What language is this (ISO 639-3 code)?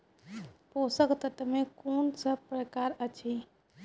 mai